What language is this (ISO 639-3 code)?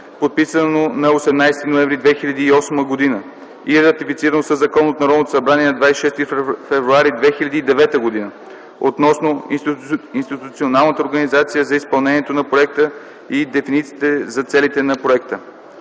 bul